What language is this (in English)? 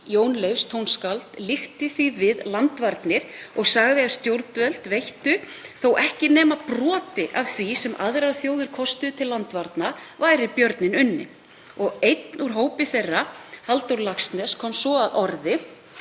Icelandic